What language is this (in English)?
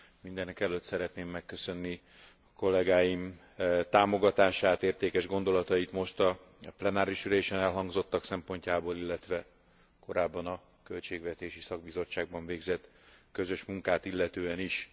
Hungarian